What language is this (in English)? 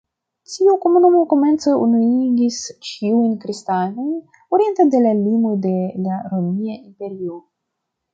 Esperanto